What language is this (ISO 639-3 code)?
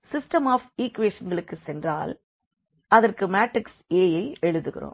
tam